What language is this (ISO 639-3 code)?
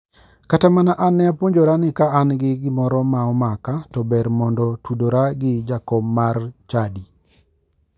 luo